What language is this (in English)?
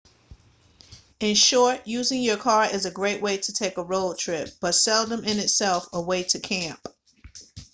English